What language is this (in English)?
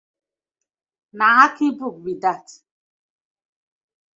Nigerian Pidgin